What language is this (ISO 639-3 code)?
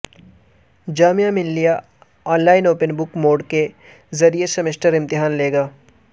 urd